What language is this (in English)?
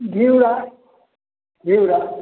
Maithili